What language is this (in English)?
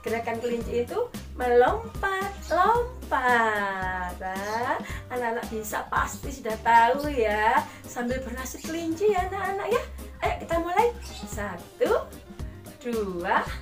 Indonesian